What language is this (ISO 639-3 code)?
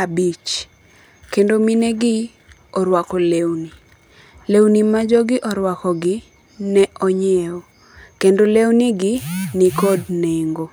luo